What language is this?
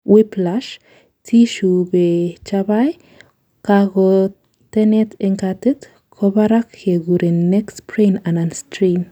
Kalenjin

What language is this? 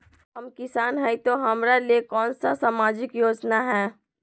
Magahi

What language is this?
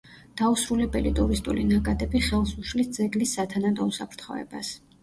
Georgian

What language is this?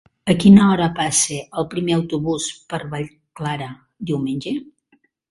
Catalan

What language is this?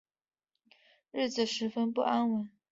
Chinese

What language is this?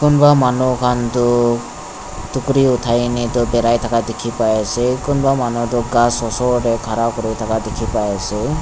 Naga Pidgin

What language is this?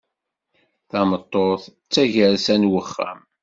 Kabyle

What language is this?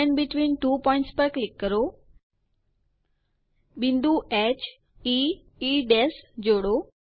Gujarati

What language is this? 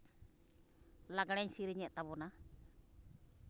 Santali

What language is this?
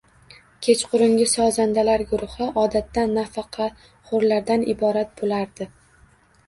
Uzbek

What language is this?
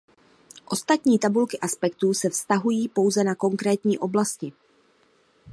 Czech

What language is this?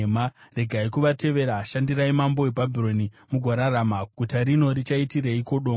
Shona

